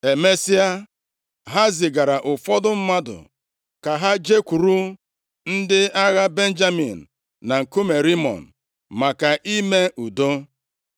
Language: Igbo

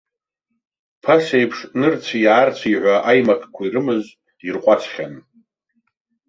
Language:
Abkhazian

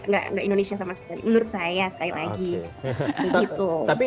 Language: Indonesian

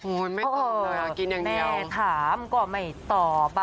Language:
Thai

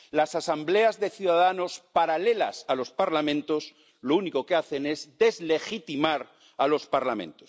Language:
Spanish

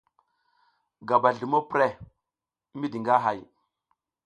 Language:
South Giziga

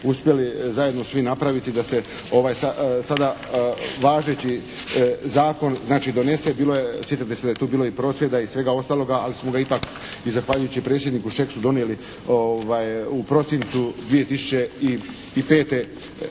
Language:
Croatian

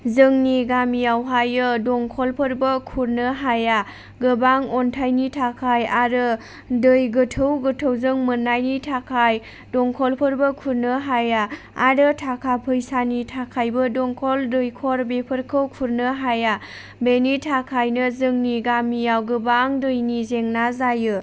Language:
Bodo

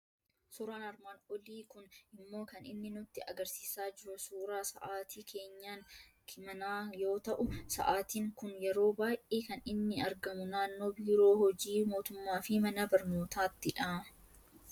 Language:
Oromo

